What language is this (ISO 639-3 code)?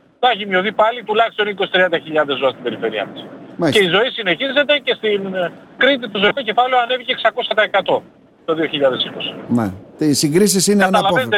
ell